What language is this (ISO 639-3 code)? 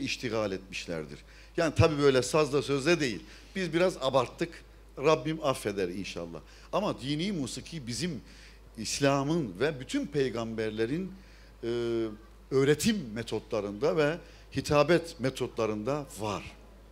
tur